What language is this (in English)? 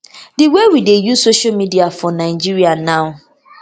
Nigerian Pidgin